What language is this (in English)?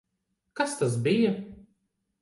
Latvian